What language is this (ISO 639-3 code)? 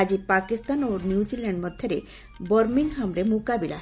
ori